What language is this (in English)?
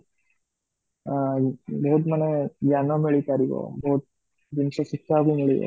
Odia